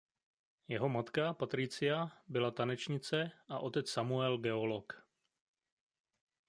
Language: Czech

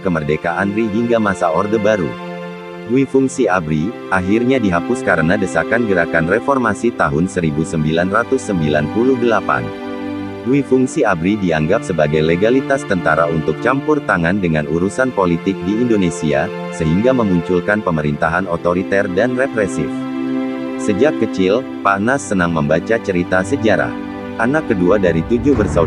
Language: Indonesian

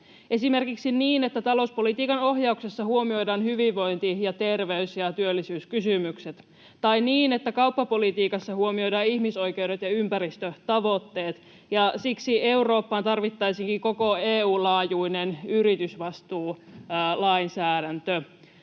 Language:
Finnish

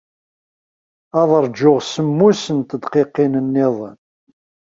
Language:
Kabyle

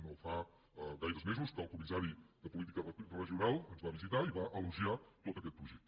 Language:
Catalan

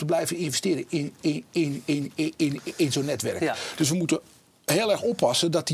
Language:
Dutch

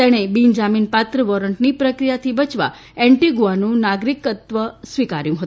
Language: Gujarati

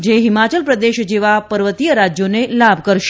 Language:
Gujarati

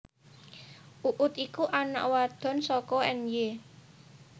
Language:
Javanese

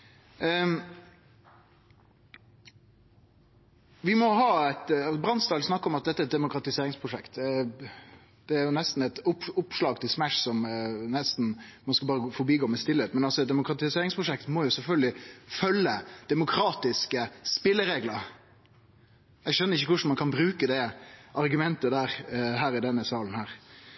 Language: Norwegian Nynorsk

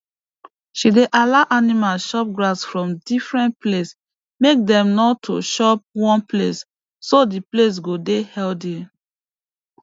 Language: Nigerian Pidgin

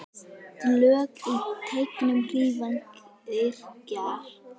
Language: Icelandic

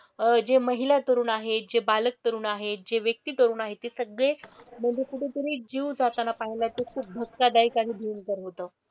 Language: Marathi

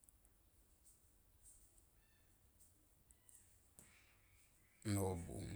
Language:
Tomoip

